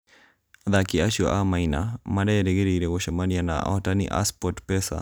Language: Kikuyu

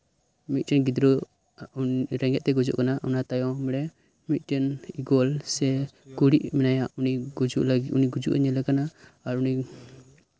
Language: Santali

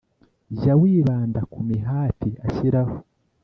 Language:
Kinyarwanda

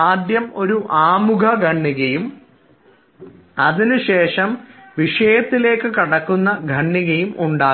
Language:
Malayalam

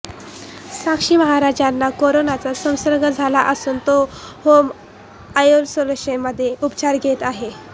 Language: Marathi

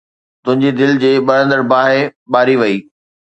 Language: Sindhi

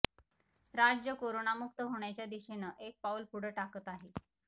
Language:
Marathi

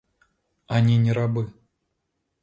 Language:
Russian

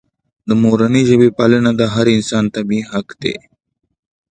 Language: Pashto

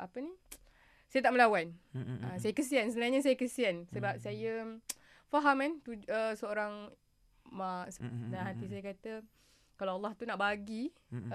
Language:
Malay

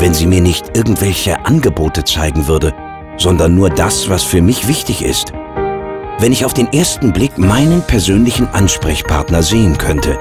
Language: German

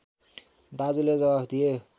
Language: Nepali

